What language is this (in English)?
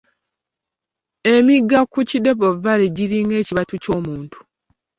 Ganda